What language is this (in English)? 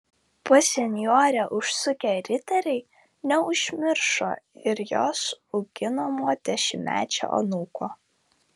Lithuanian